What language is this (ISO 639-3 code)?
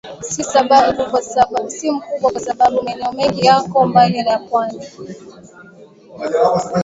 swa